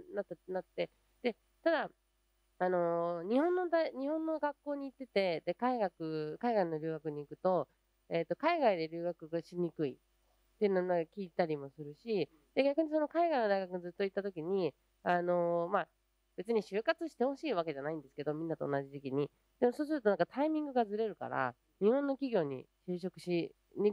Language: Japanese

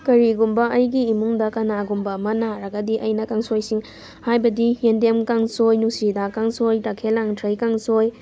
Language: Manipuri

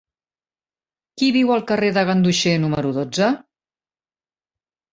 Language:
Catalan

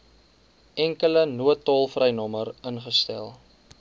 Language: Afrikaans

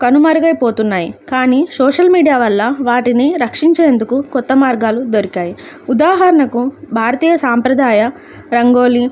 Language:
Telugu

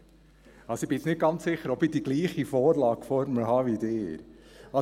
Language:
Swiss German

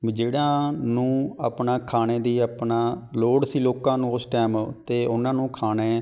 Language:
Punjabi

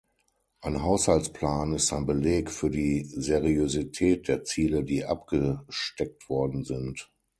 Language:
German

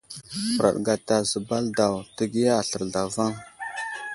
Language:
Wuzlam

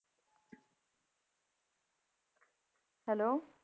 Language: Punjabi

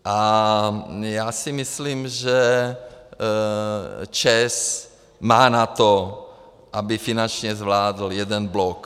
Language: Czech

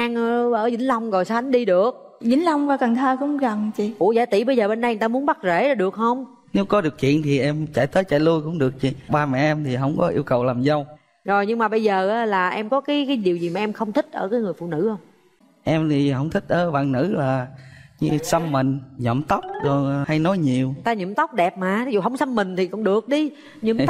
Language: Vietnamese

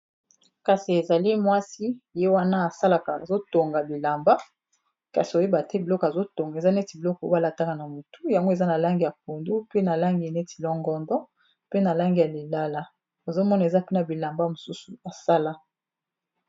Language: Lingala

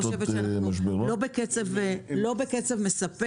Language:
Hebrew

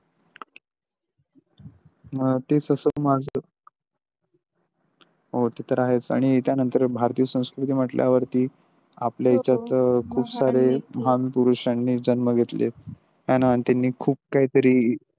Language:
Marathi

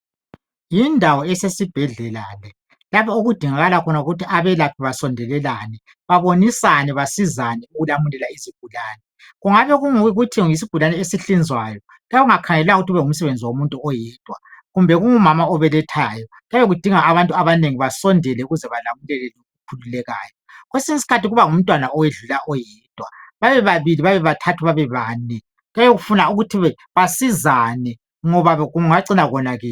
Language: North Ndebele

